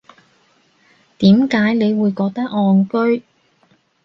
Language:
Cantonese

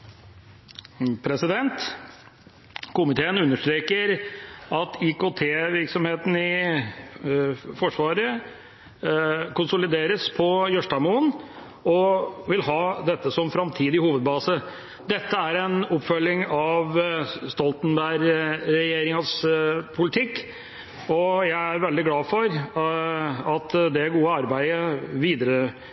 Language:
Norwegian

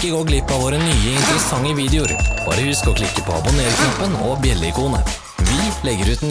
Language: Norwegian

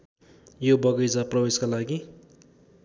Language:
Nepali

